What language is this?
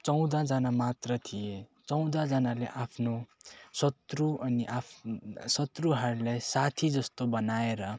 Nepali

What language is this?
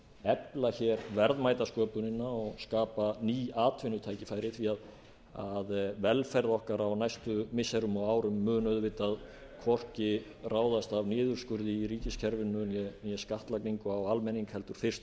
Icelandic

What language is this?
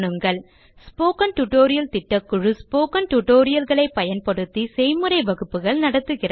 Tamil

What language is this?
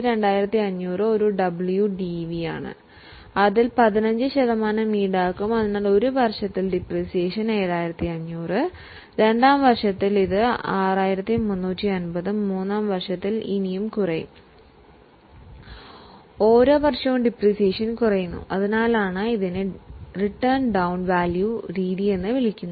Malayalam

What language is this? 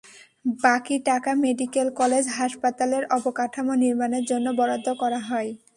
Bangla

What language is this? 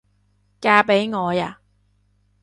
Cantonese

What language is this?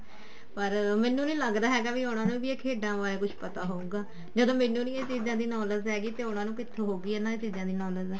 Punjabi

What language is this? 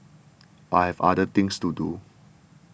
English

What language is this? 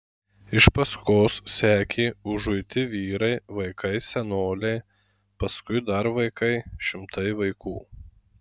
Lithuanian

